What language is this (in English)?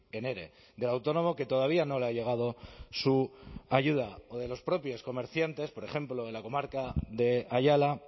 Spanish